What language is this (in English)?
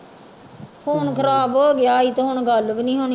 Punjabi